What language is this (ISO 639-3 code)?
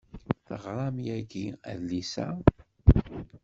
kab